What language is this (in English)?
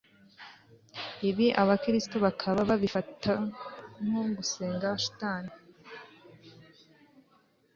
Kinyarwanda